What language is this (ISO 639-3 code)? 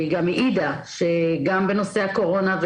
heb